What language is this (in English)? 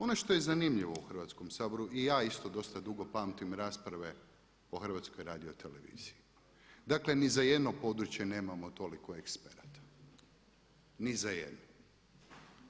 Croatian